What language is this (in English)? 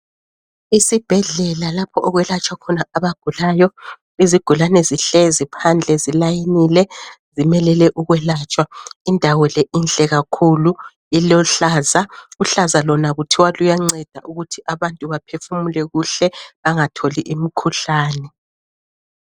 North Ndebele